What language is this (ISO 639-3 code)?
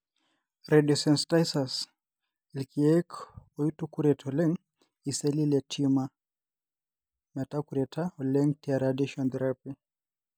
mas